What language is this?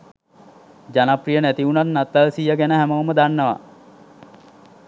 Sinhala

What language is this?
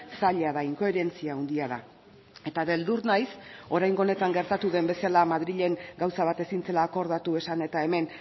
Basque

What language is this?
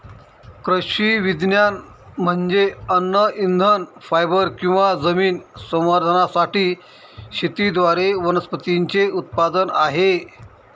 Marathi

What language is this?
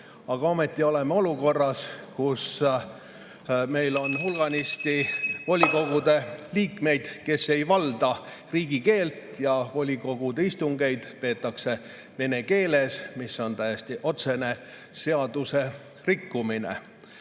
Estonian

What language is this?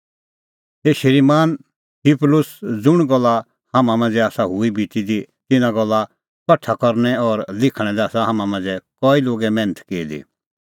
Kullu Pahari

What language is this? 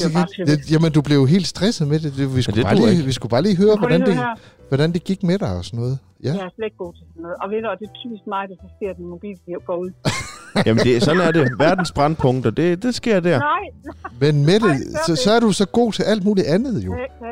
Danish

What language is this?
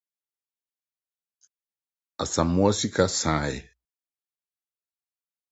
Akan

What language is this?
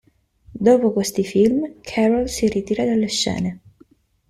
Italian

